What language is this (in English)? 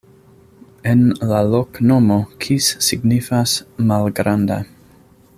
Esperanto